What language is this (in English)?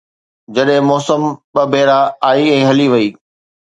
Sindhi